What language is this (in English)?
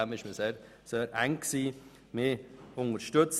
Swiss German